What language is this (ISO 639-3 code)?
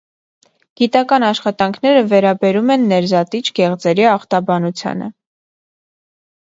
hye